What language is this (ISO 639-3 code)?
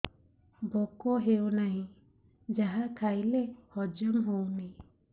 ori